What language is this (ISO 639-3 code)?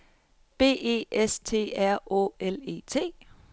dan